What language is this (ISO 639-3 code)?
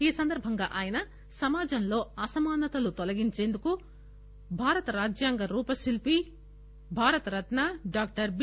tel